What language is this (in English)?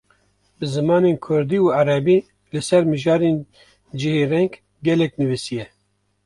Kurdish